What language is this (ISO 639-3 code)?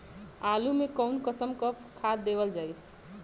bho